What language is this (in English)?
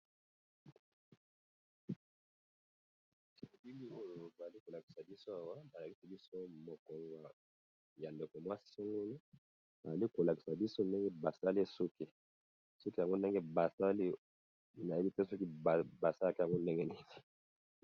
Lingala